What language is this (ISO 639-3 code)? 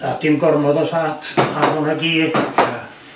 cym